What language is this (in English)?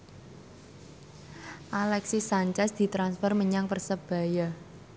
Javanese